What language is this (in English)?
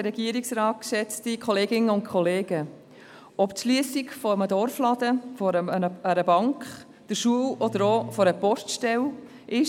Swiss German